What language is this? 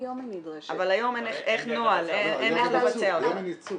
Hebrew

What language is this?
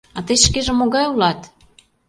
Mari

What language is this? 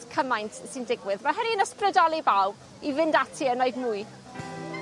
Welsh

